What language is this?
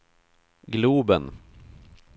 Swedish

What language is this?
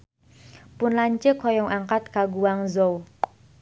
Sundanese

